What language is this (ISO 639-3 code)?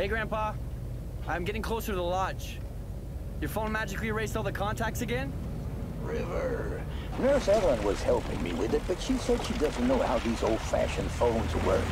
ron